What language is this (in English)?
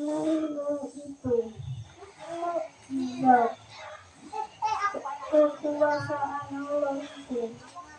Indonesian